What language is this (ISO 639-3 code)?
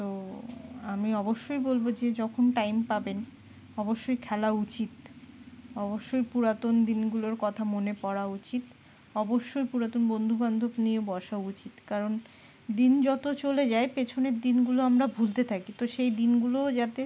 ben